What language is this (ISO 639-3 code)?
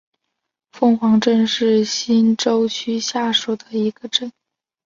zho